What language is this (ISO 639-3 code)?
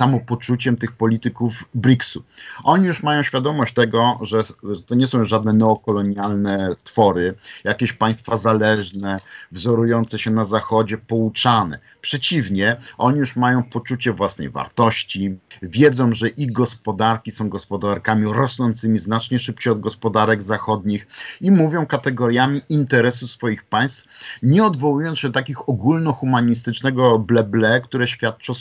pol